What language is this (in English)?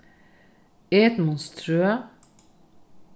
Faroese